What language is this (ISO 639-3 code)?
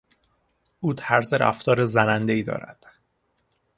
fas